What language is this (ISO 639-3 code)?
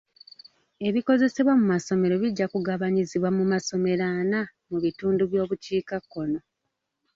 lug